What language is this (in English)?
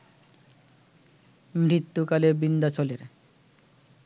Bangla